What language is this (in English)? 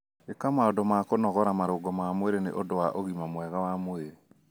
Kikuyu